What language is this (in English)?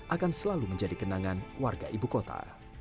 Indonesian